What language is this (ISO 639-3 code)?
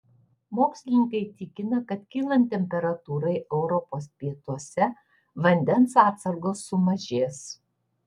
lit